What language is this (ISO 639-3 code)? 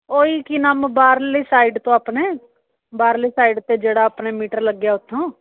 pan